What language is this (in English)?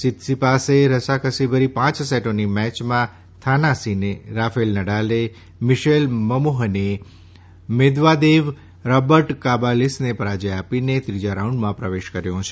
Gujarati